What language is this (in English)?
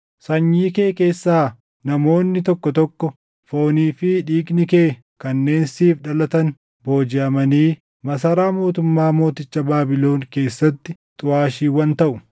Oromo